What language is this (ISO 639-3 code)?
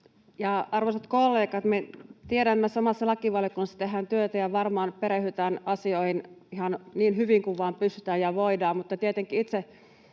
fin